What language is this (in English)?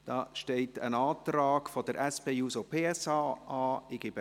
Swiss German